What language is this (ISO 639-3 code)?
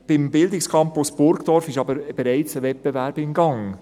gsw